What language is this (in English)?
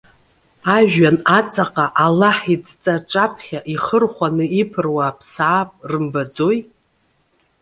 Abkhazian